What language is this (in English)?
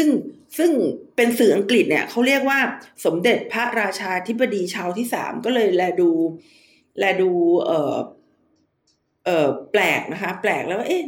Thai